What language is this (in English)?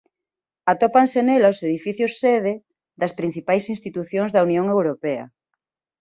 Galician